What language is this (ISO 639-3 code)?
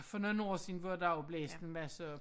dan